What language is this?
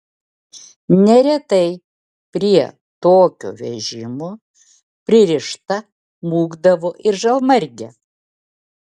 Lithuanian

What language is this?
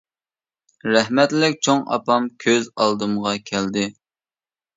Uyghur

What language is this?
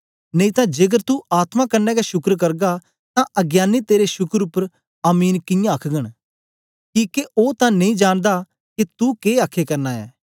Dogri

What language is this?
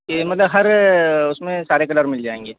Hindi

